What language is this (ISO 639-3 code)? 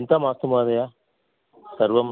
san